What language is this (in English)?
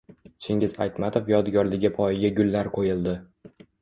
Uzbek